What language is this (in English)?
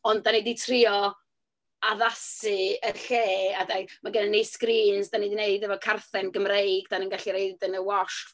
Welsh